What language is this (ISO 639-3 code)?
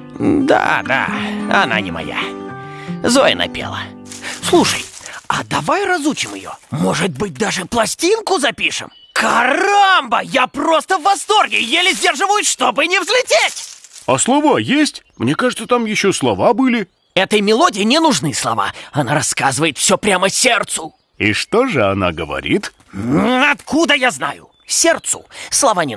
rus